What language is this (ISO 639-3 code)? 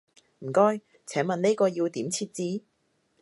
yue